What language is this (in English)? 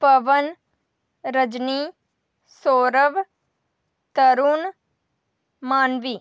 Dogri